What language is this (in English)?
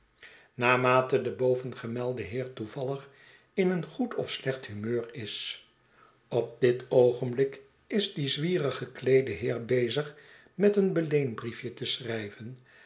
Dutch